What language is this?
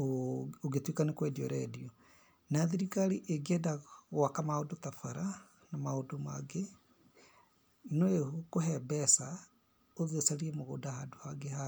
Kikuyu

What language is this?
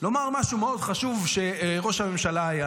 Hebrew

